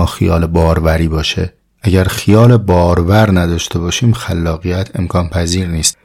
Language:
Persian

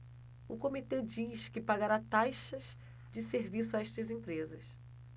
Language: Portuguese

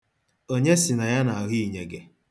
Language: Igbo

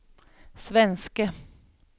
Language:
Swedish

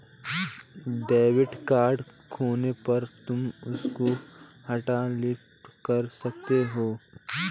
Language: Hindi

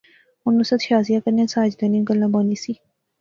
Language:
Pahari-Potwari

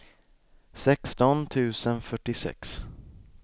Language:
Swedish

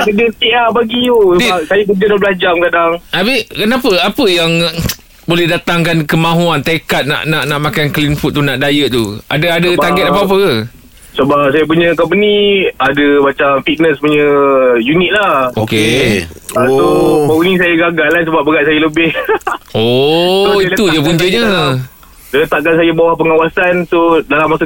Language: Malay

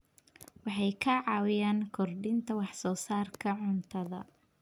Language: Somali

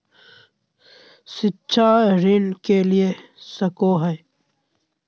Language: Magahi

